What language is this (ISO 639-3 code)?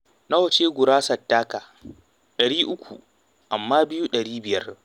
hau